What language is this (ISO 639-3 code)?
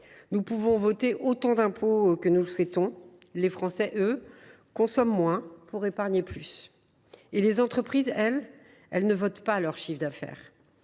fra